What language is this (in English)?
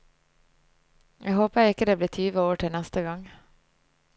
Norwegian